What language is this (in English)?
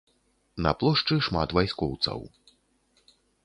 Belarusian